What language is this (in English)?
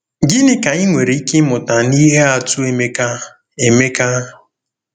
Igbo